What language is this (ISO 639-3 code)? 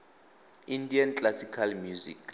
tsn